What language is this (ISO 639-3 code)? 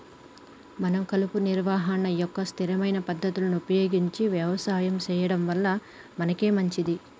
tel